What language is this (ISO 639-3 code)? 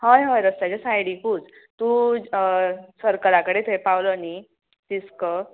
kok